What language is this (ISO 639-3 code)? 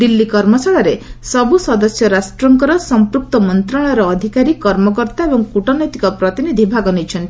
ori